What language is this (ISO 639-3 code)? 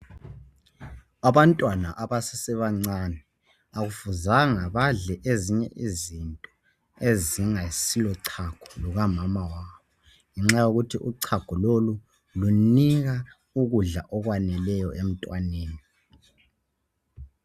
nde